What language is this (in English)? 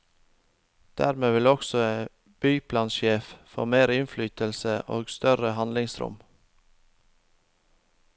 Norwegian